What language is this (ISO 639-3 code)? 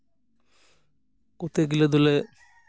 sat